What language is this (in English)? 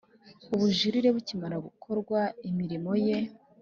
Kinyarwanda